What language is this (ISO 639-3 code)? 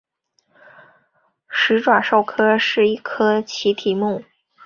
zho